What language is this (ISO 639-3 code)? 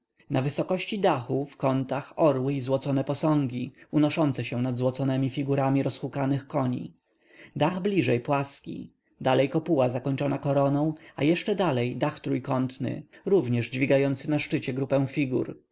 pol